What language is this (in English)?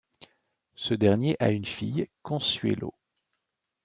French